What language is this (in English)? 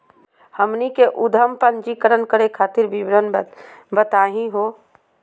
Magahi